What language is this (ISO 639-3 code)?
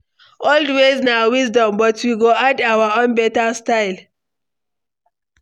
pcm